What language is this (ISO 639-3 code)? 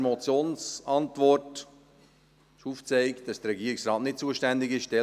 gsw